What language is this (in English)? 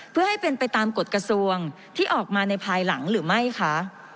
Thai